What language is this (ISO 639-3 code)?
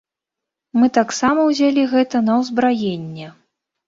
bel